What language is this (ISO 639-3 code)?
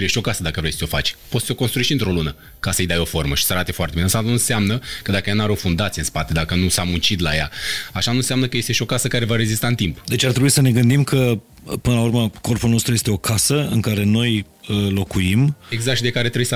ron